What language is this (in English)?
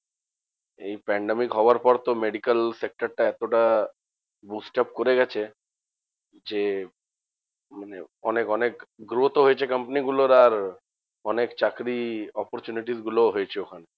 Bangla